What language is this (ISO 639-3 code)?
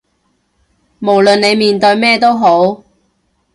yue